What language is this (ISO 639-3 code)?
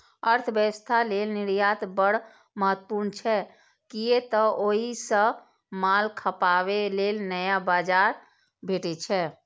mai